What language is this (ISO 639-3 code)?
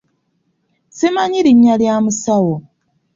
lug